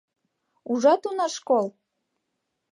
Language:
Mari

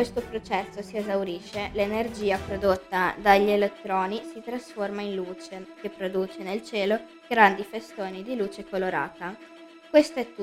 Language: Italian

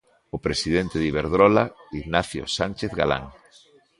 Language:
Galician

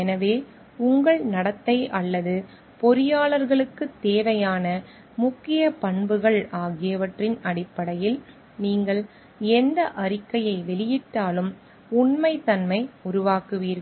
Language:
Tamil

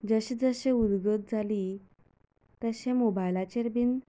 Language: Konkani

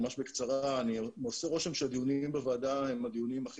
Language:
Hebrew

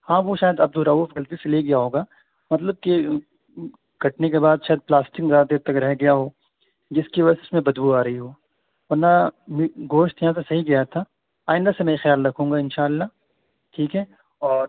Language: Urdu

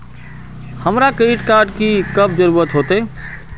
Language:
Magahi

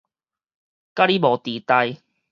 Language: Min Nan Chinese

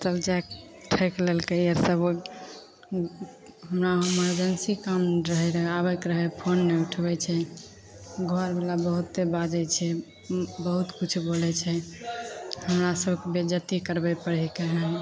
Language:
Maithili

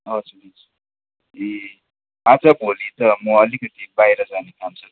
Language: Nepali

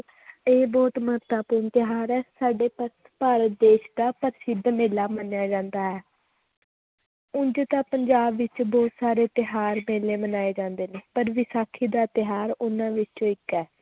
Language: Punjabi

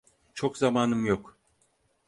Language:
Turkish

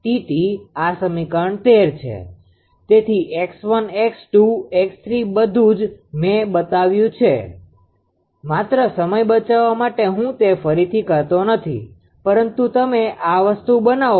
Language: Gujarati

